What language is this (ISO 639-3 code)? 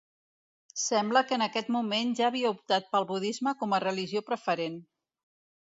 cat